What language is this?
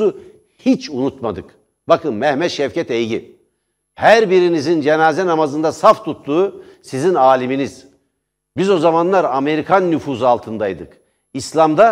Turkish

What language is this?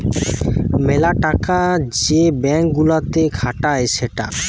Bangla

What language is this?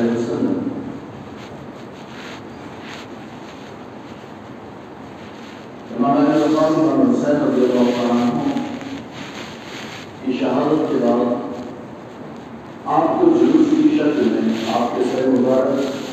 Urdu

